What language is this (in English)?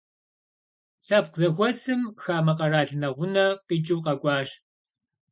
Kabardian